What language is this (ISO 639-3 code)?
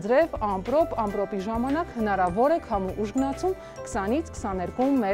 ron